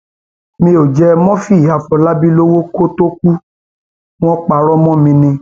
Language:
Yoruba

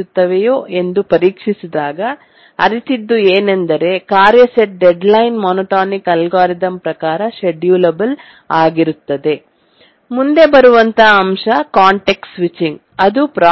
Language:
Kannada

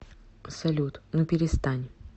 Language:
Russian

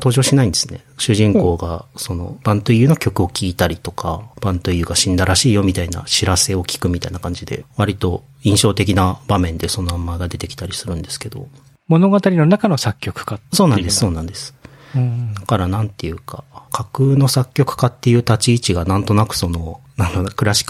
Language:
Japanese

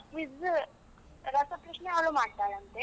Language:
Kannada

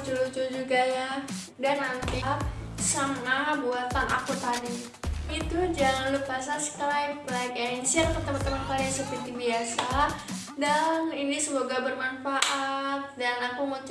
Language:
Indonesian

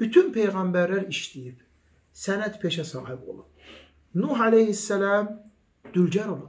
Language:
Turkish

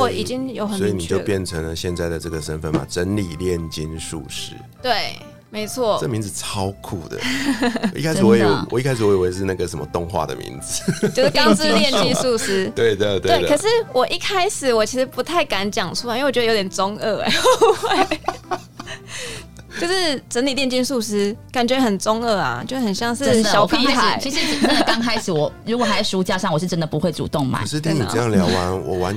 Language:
Chinese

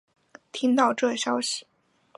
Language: Chinese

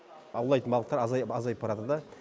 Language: Kazakh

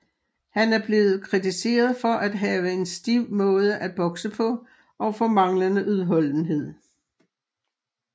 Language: Danish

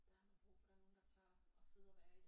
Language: Danish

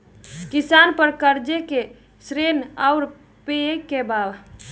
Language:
Bhojpuri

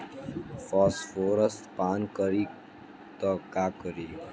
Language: Bhojpuri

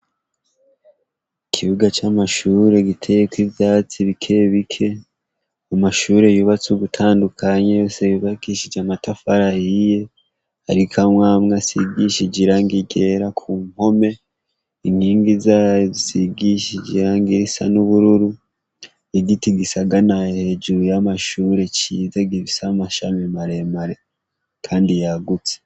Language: Rundi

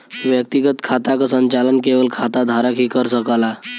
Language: Bhojpuri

